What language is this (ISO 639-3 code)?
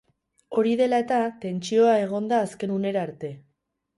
eus